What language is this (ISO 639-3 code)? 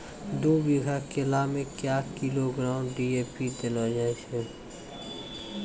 mai